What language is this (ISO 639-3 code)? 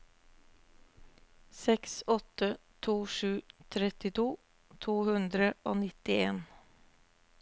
nor